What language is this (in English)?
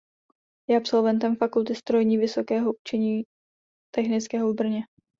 Czech